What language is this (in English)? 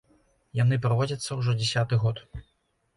Belarusian